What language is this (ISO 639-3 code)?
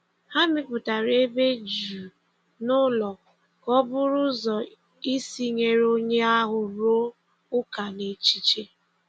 ibo